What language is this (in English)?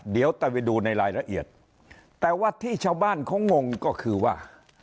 Thai